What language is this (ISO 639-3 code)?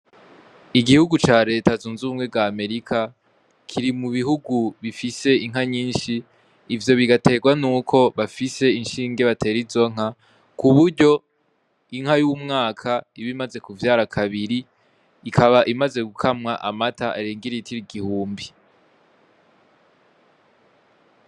run